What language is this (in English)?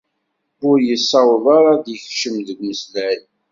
Kabyle